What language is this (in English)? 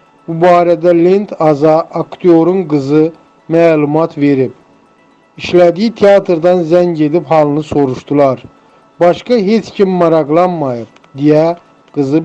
Turkish